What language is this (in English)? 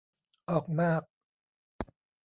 Thai